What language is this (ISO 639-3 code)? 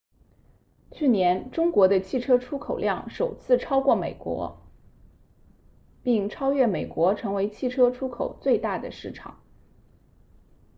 zho